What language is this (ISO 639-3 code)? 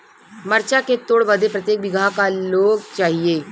bho